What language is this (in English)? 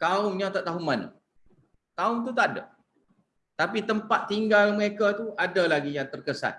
Malay